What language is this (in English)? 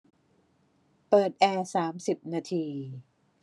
Thai